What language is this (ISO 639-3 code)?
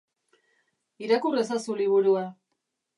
eus